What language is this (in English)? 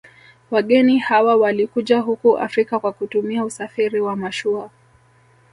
Swahili